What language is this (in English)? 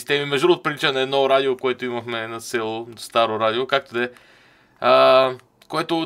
Bulgarian